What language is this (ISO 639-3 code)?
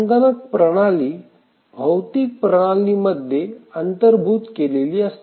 mar